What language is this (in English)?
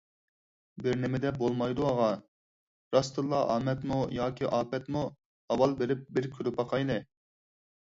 Uyghur